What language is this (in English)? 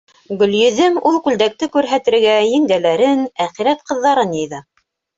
Bashkir